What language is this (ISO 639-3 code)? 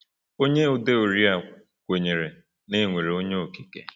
ibo